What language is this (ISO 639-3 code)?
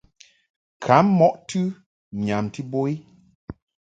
mhk